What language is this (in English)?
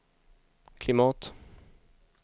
Swedish